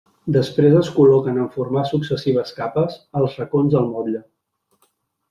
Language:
Catalan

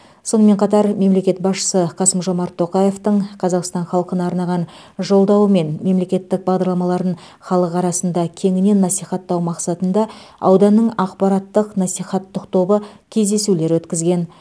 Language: Kazakh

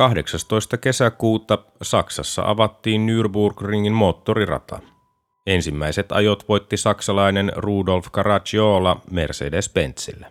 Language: Finnish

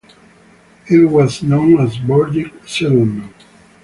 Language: English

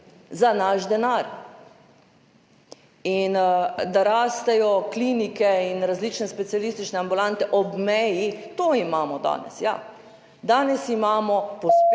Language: Slovenian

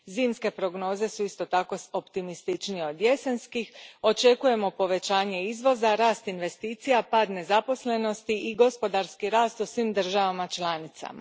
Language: Croatian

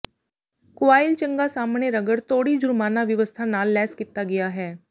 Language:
Punjabi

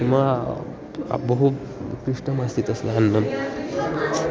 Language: Sanskrit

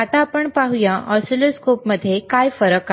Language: Marathi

